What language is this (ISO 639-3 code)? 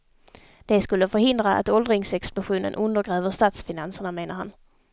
swe